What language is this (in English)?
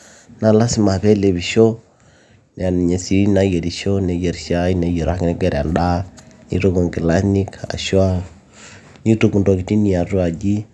Masai